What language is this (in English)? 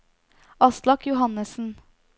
Norwegian